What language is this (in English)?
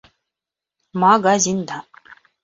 Bashkir